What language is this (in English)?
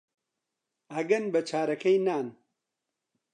Central Kurdish